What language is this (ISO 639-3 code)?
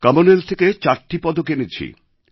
ben